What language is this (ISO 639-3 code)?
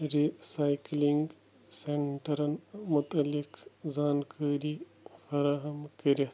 kas